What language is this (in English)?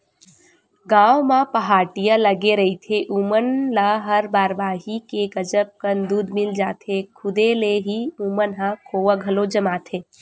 Chhattisgarhi